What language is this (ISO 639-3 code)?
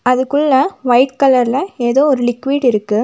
tam